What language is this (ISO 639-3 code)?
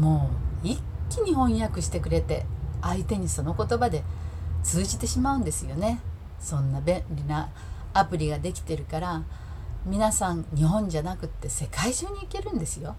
jpn